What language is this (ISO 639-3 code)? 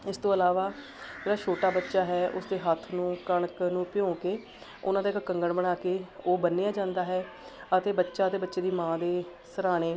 pan